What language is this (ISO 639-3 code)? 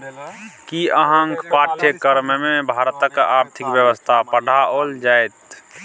mai